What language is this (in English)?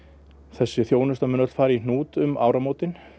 Icelandic